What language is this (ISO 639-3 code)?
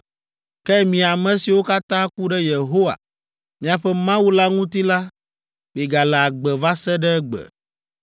ewe